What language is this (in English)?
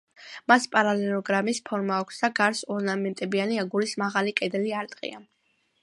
Georgian